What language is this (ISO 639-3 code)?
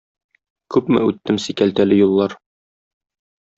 tat